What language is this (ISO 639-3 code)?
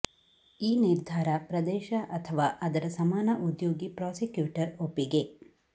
kan